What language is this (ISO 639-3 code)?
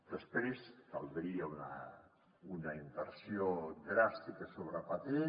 cat